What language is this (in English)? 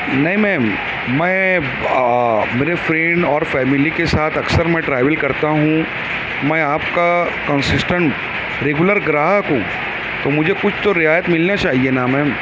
Urdu